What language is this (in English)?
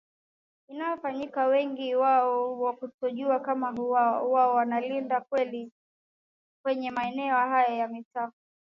Swahili